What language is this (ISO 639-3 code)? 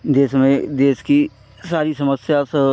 hin